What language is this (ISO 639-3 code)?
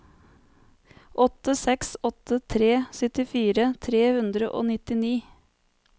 nor